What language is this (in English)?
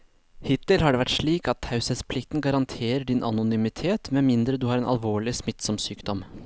Norwegian